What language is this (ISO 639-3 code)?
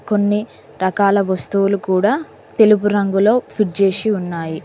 tel